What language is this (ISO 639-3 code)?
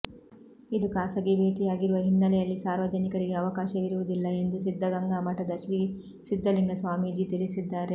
kan